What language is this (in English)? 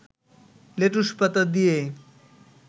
Bangla